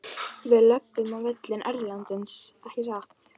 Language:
Icelandic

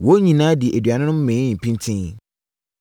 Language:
Akan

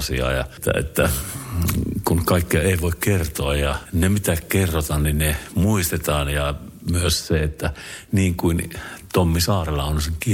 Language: Finnish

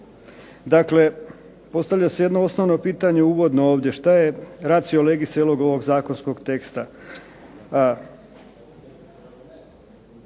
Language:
Croatian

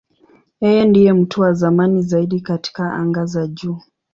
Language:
Swahili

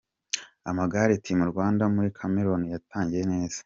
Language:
Kinyarwanda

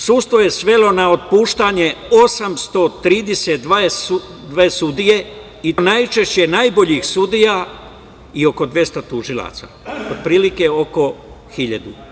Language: Serbian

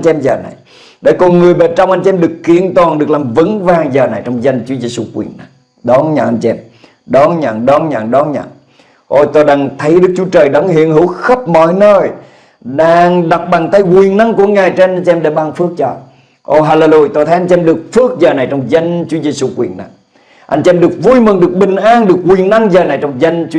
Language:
Vietnamese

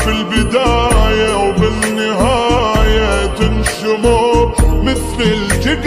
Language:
Arabic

